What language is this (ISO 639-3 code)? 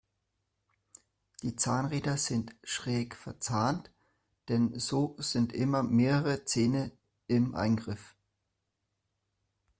deu